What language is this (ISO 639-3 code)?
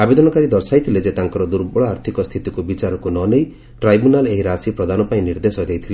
ori